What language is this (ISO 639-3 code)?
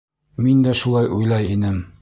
bak